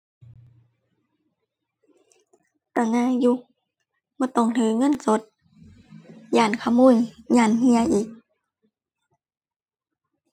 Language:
Thai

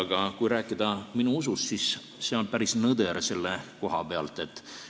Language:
Estonian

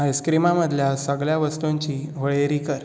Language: Konkani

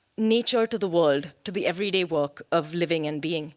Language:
English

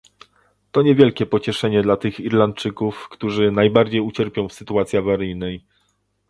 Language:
Polish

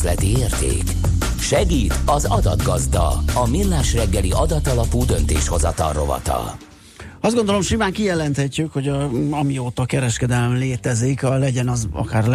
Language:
Hungarian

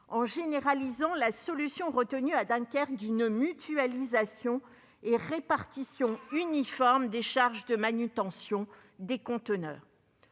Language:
French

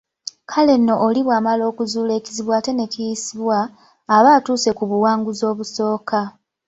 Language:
Ganda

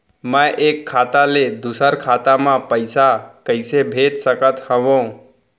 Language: Chhattisgarhi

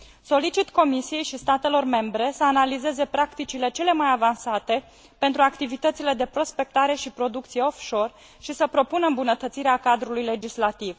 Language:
Romanian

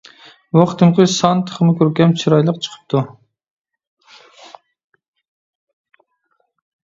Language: Uyghur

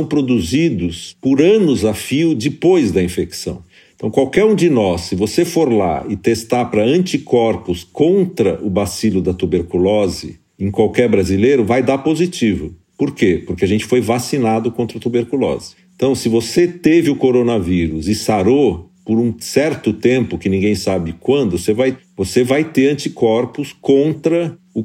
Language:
Portuguese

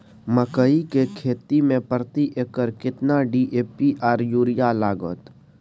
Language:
Maithili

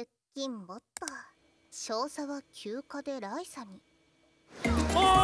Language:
Japanese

